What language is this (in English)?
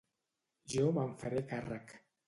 Catalan